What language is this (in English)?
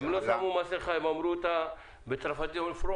Hebrew